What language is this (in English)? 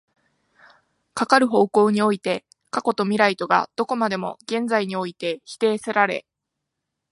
Japanese